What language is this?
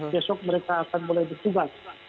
Indonesian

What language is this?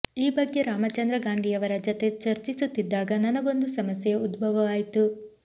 Kannada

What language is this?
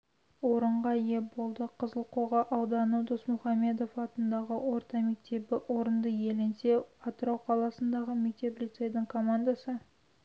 Kazakh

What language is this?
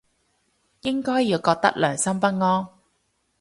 Cantonese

